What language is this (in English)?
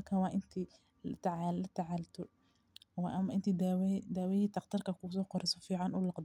Somali